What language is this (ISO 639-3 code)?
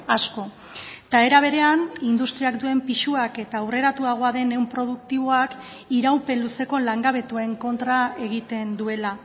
eus